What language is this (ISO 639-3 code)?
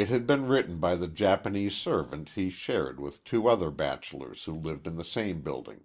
eng